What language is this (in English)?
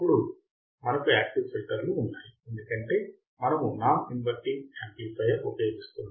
Telugu